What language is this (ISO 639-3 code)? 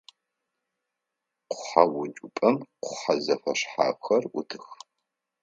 ady